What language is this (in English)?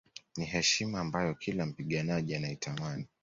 Swahili